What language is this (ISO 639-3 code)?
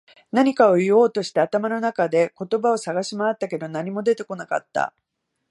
jpn